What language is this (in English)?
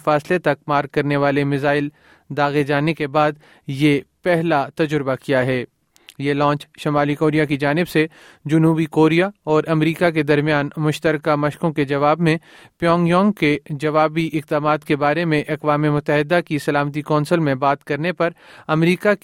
Urdu